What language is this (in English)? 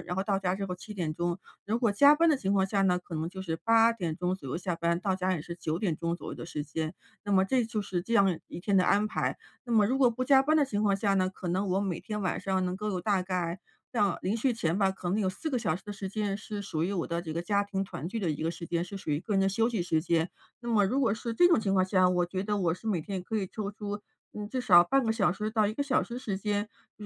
Chinese